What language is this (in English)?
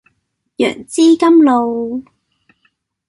Cantonese